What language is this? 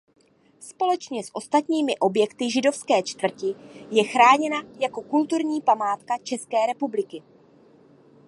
Czech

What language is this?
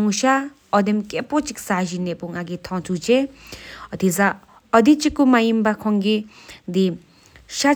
Sikkimese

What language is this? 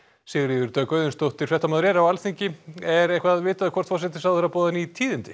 Icelandic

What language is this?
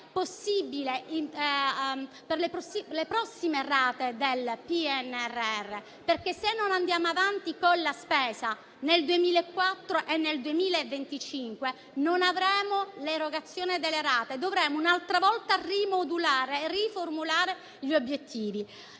Italian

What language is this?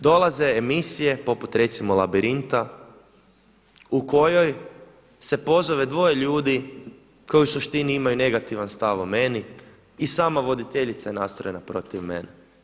Croatian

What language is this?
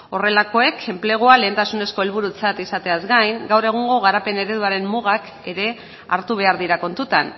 Basque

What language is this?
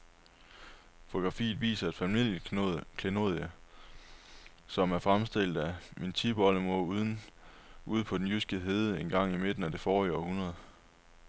Danish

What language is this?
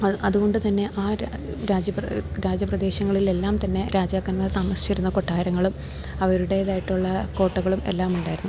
Malayalam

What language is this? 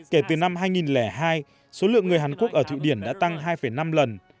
Vietnamese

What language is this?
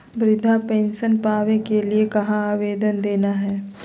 Magahi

